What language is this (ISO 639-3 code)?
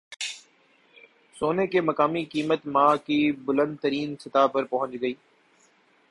urd